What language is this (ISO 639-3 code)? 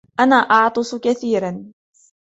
ara